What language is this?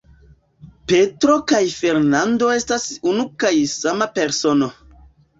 Esperanto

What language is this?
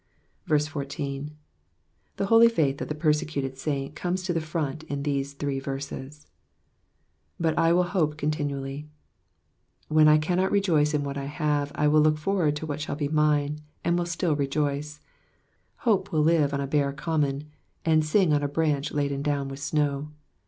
English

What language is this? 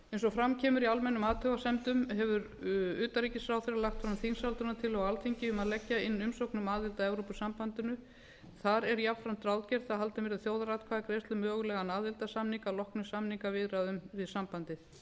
Icelandic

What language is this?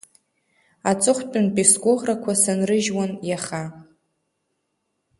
Abkhazian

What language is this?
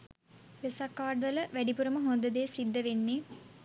Sinhala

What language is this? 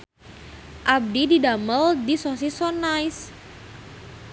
Sundanese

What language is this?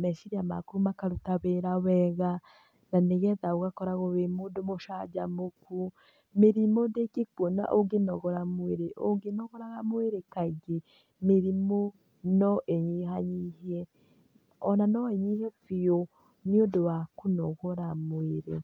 Kikuyu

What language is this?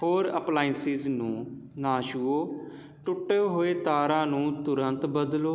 Punjabi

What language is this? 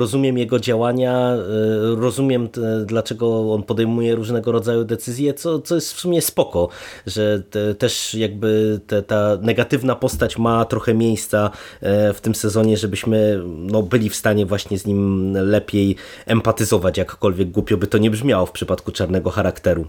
Polish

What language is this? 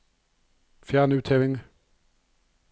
Norwegian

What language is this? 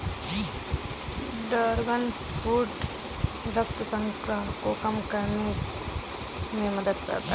Hindi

